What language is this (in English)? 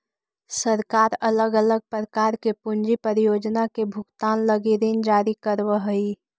Magahi